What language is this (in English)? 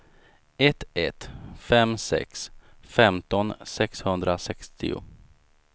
Swedish